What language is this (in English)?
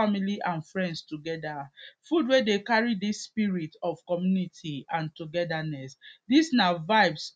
Nigerian Pidgin